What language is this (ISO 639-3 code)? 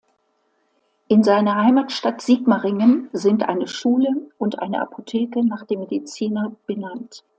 deu